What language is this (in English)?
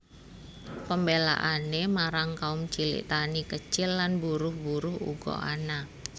Javanese